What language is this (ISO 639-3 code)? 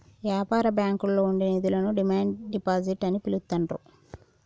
tel